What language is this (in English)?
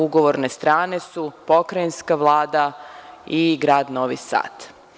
Serbian